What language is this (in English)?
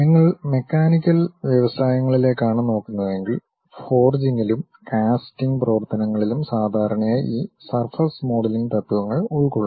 Malayalam